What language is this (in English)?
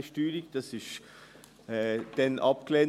Swiss German